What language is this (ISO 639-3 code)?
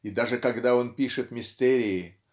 rus